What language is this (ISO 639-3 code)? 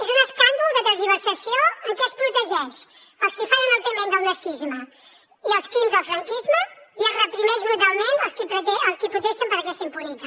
cat